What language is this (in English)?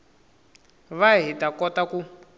Tsonga